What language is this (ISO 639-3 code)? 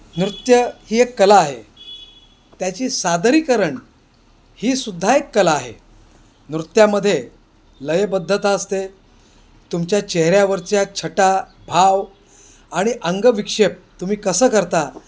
mar